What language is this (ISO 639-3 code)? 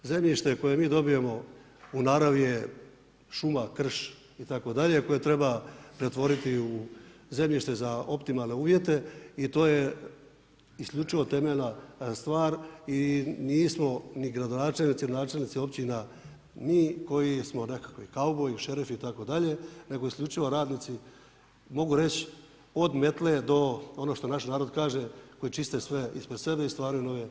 hrv